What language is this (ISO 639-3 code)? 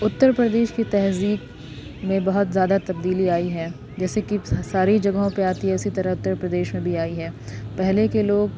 urd